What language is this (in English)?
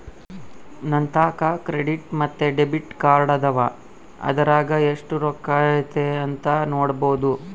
Kannada